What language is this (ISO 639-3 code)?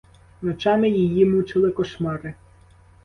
ukr